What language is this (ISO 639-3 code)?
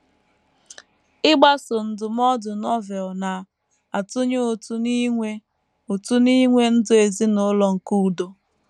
ibo